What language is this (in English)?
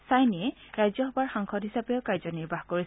Assamese